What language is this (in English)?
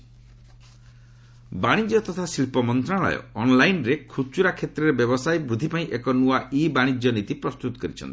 Odia